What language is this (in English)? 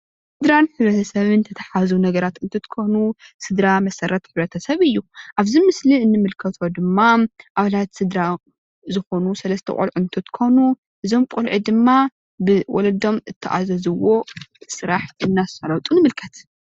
Tigrinya